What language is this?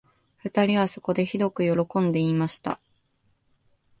Japanese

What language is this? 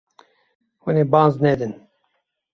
Kurdish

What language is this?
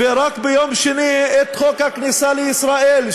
Hebrew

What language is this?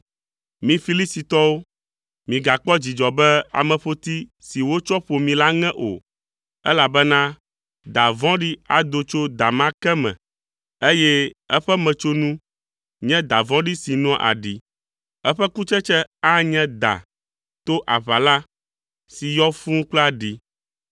Ewe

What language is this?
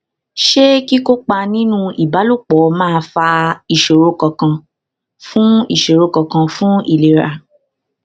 Yoruba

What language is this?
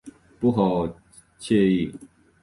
Chinese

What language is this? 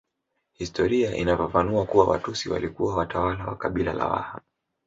Swahili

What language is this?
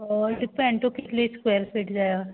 Konkani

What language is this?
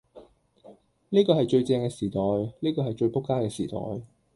Cantonese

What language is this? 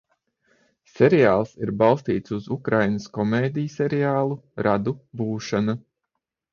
Latvian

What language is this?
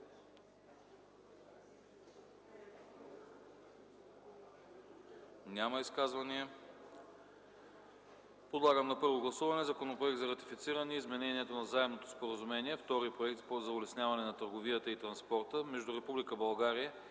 Bulgarian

